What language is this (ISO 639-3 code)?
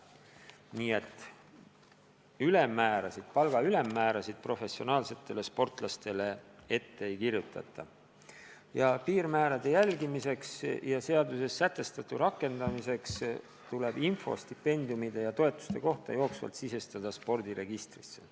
est